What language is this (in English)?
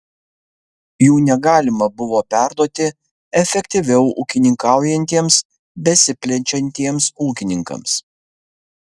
Lithuanian